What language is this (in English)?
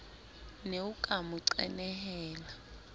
Southern Sotho